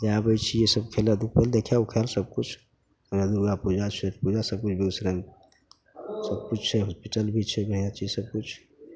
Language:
Maithili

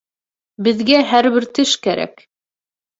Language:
Bashkir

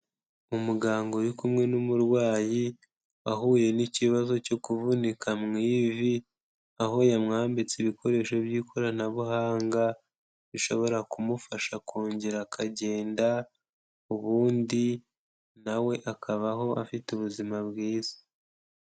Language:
Kinyarwanda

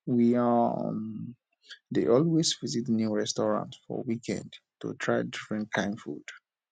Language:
Nigerian Pidgin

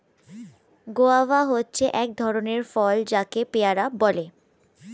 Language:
Bangla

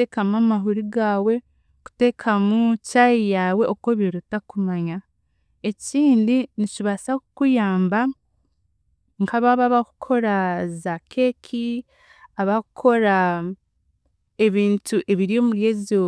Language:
Chiga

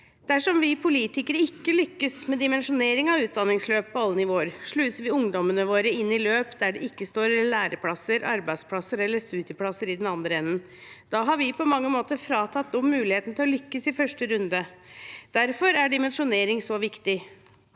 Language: Norwegian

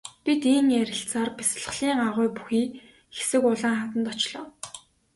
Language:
Mongolian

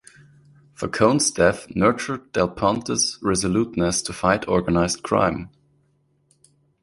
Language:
English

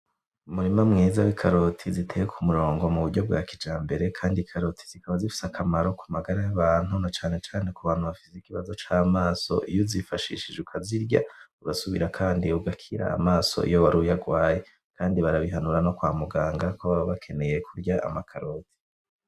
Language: Rundi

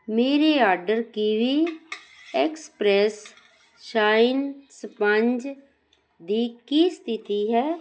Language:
Punjabi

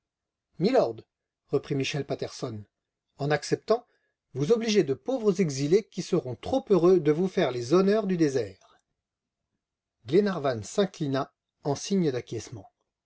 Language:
French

